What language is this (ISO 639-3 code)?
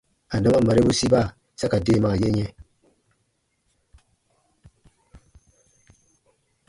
bba